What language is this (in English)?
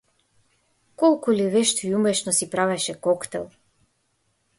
Macedonian